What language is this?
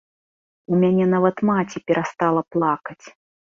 Belarusian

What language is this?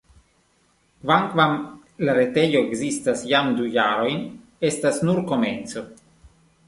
Esperanto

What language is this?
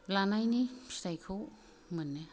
Bodo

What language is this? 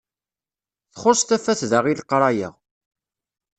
Kabyle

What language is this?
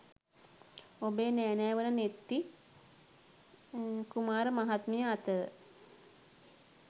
Sinhala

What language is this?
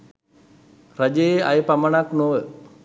Sinhala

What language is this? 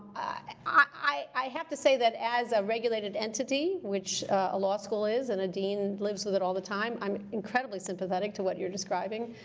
English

